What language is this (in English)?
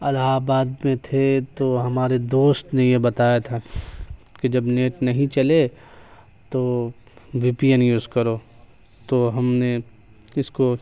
Urdu